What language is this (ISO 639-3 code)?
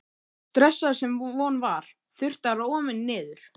isl